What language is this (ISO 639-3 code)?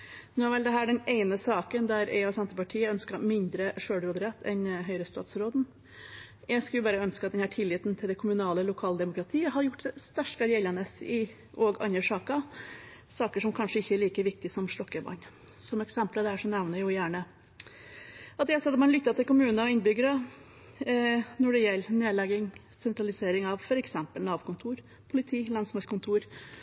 nob